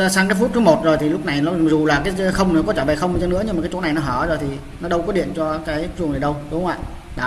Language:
Vietnamese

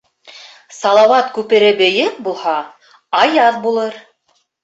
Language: Bashkir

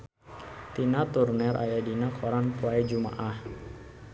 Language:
Sundanese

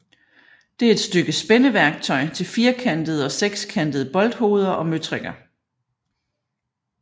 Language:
Danish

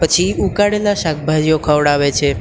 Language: Gujarati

